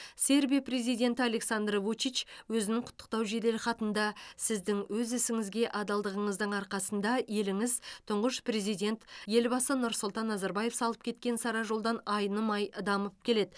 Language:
Kazakh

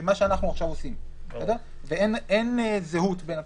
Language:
Hebrew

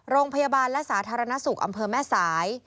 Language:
Thai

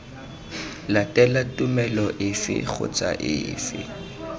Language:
Tswana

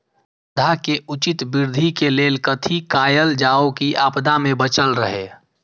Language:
Maithili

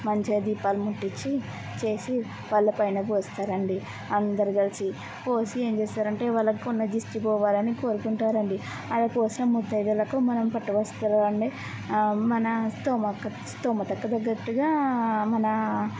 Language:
Telugu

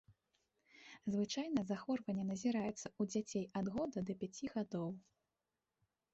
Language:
Belarusian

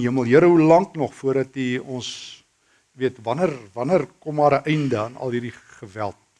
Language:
Dutch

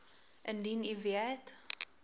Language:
Afrikaans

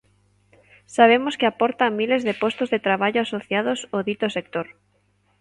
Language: Galician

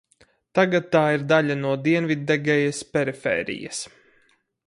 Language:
Latvian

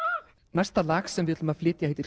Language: Icelandic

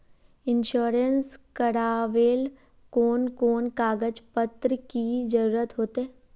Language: Magahi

